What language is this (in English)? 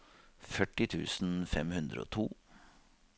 Norwegian